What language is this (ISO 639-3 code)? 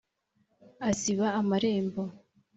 kin